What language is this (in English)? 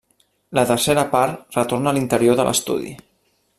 Catalan